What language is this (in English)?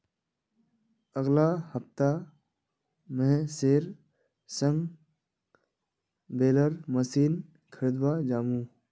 Magahi